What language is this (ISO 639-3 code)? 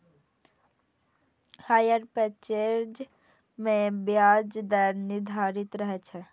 mai